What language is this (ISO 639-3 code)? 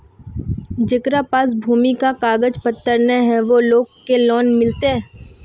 mag